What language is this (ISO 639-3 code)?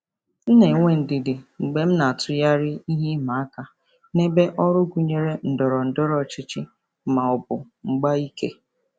ibo